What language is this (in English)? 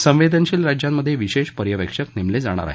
Marathi